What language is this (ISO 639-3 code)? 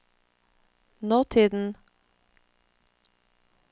nor